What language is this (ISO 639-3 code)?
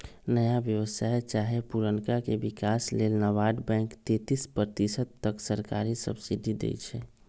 mag